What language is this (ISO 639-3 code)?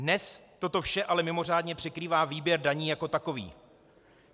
ces